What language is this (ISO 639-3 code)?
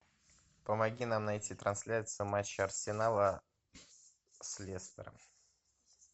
rus